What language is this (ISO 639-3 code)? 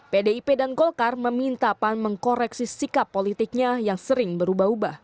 ind